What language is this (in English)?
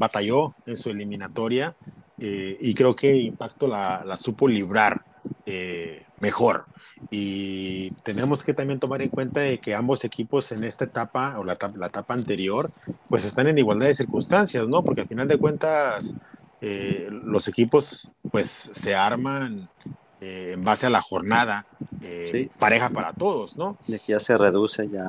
Spanish